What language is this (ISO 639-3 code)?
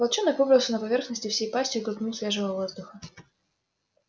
rus